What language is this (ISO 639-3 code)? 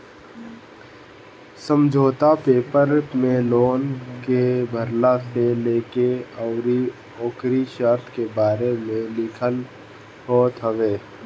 bho